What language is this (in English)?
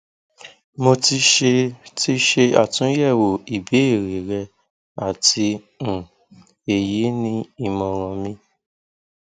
Yoruba